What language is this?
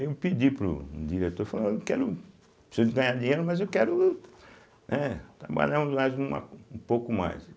Portuguese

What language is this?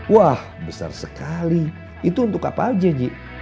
Indonesian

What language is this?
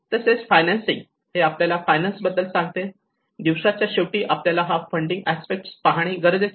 Marathi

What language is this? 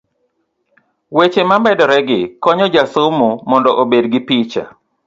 Luo (Kenya and Tanzania)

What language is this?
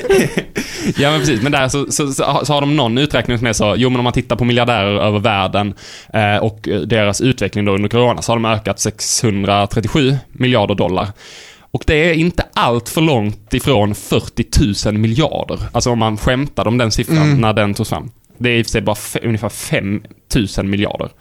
Swedish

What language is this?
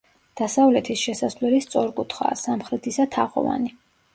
Georgian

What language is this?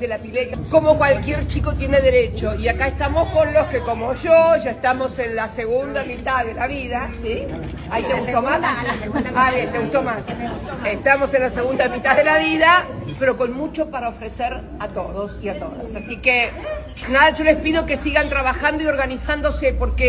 Spanish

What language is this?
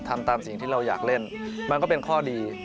Thai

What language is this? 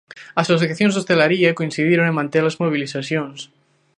Galician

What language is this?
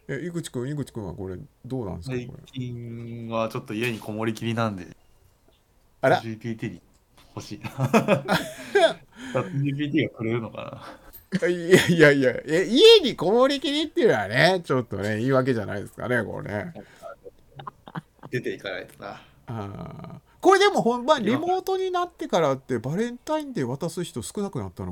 Japanese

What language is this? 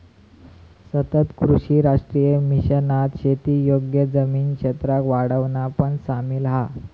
Marathi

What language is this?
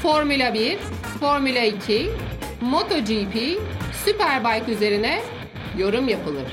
Turkish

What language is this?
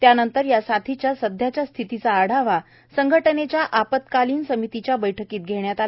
Marathi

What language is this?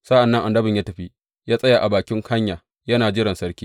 Hausa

